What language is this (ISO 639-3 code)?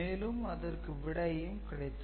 tam